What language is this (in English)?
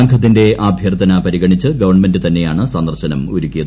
Malayalam